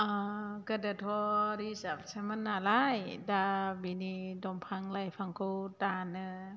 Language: Bodo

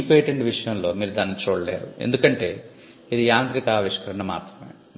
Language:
Telugu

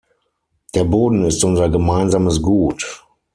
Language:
German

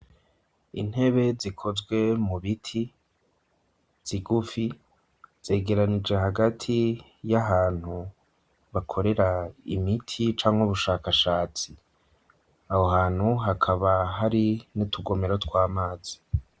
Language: Rundi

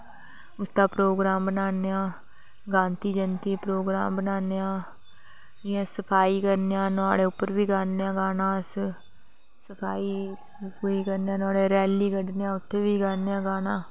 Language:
Dogri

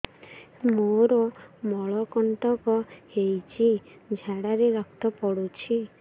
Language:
Odia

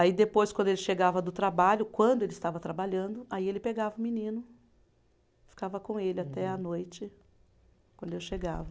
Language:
Portuguese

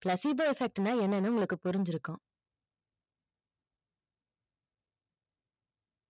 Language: Tamil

